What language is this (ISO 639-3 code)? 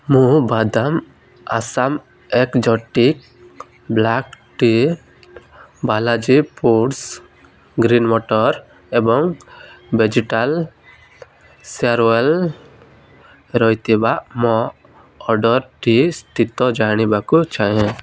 ori